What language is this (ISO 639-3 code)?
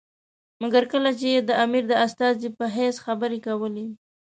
pus